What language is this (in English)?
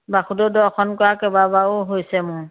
Assamese